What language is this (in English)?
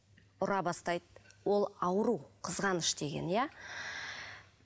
Kazakh